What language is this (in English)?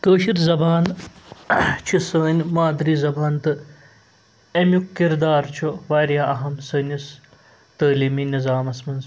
Kashmiri